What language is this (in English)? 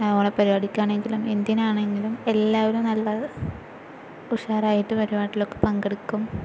Malayalam